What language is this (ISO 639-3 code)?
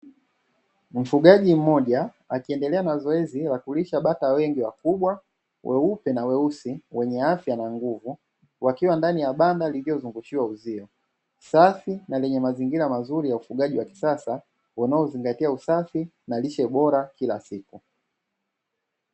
swa